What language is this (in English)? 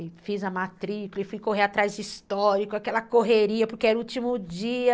Portuguese